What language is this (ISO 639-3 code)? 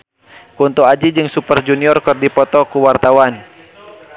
sun